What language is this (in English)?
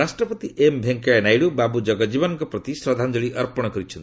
Odia